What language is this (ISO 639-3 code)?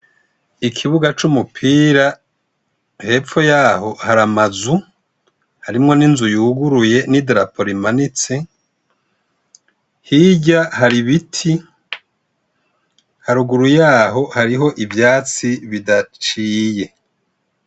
run